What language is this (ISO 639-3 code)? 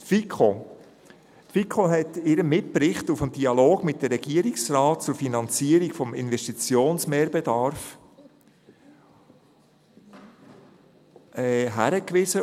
gsw